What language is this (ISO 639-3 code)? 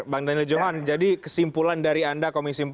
ind